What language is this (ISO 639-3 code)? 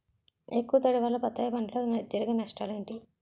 tel